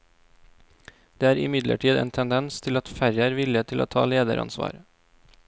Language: Norwegian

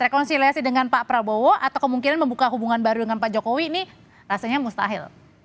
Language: Indonesian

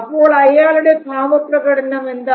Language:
Malayalam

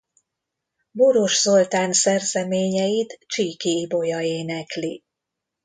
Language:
Hungarian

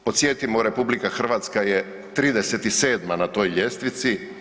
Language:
Croatian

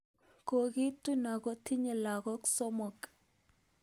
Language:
Kalenjin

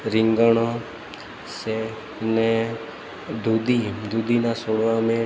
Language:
Gujarati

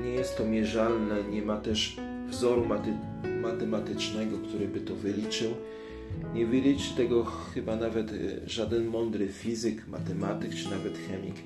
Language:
Polish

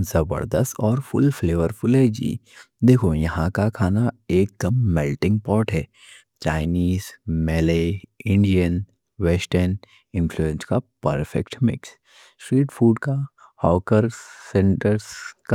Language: Deccan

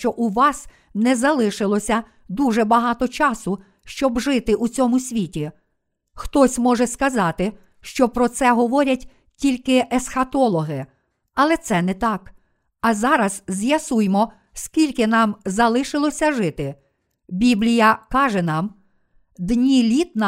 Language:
Ukrainian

